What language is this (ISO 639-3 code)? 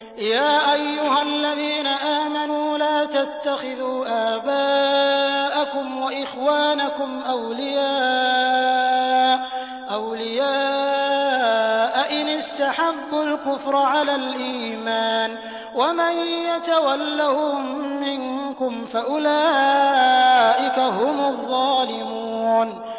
ara